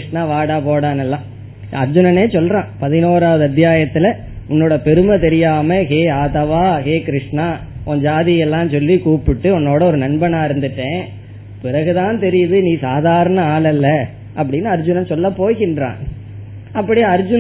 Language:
Tamil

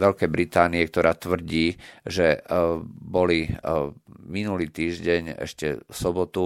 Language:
Slovak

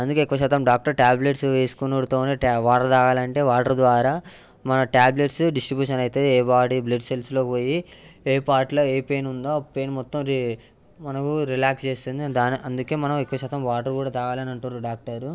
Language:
Telugu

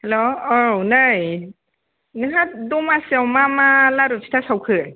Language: Bodo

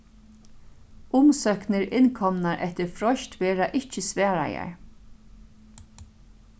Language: Faroese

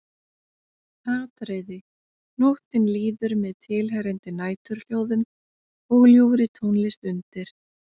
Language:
Icelandic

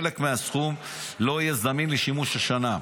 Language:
Hebrew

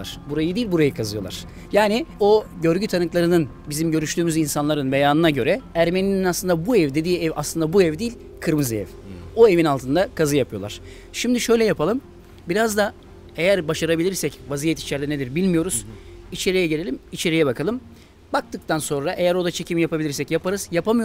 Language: Turkish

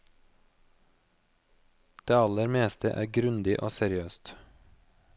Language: Norwegian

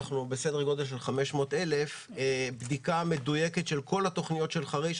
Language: Hebrew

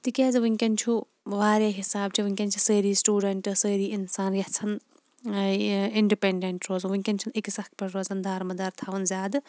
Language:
Kashmiri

